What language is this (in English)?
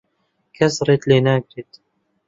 Central Kurdish